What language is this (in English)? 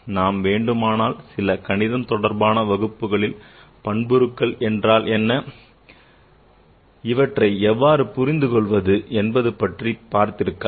Tamil